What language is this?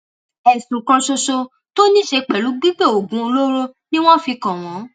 Yoruba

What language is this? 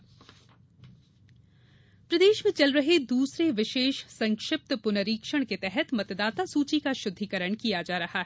Hindi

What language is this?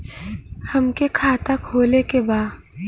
Bhojpuri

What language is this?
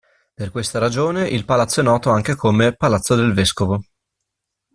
Italian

